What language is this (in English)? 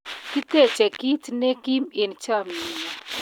Kalenjin